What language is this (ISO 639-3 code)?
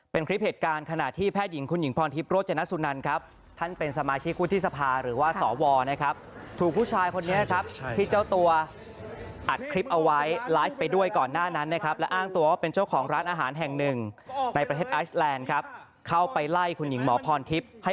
tha